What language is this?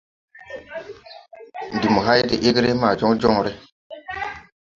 Tupuri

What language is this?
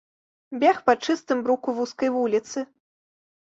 Belarusian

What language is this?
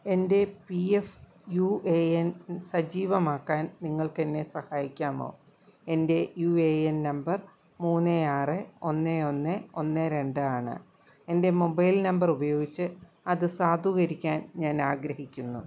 Malayalam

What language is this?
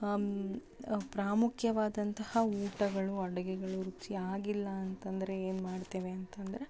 Kannada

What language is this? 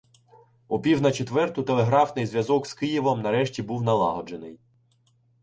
Ukrainian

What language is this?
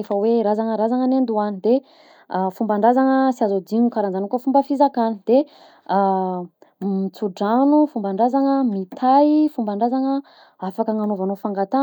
Southern Betsimisaraka Malagasy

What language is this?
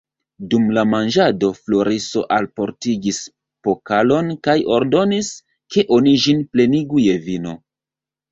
Esperanto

